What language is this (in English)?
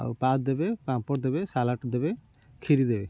Odia